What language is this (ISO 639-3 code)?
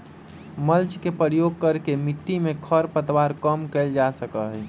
mag